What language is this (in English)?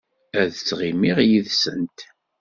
Kabyle